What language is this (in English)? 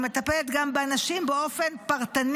Hebrew